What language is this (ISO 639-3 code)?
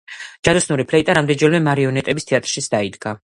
kat